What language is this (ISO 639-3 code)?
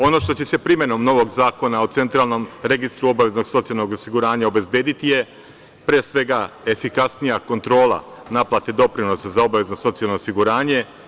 srp